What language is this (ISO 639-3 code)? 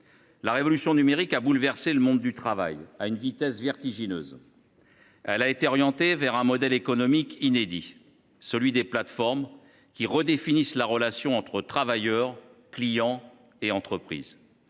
fra